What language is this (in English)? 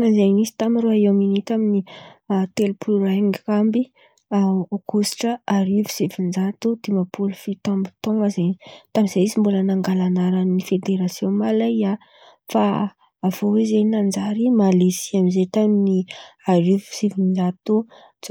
Antankarana Malagasy